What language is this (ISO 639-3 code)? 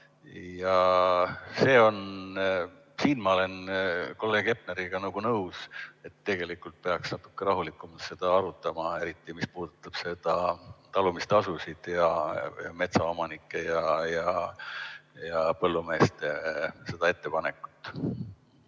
est